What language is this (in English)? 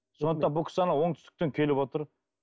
Kazakh